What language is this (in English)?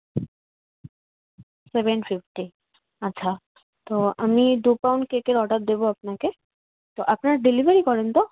Bangla